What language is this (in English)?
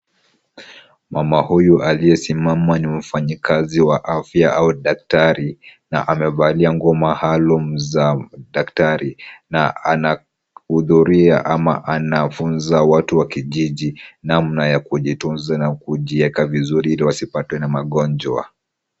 Swahili